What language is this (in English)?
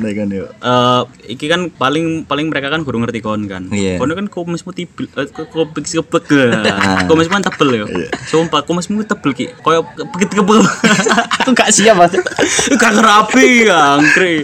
Indonesian